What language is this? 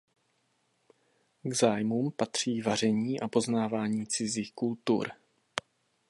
Czech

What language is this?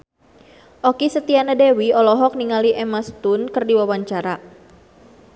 Sundanese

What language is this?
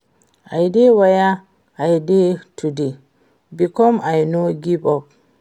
Nigerian Pidgin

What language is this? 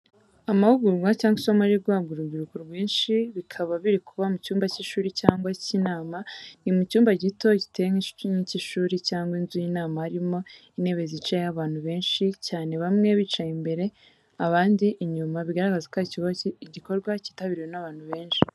Kinyarwanda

